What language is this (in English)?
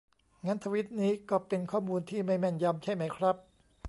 Thai